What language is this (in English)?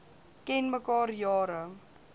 Afrikaans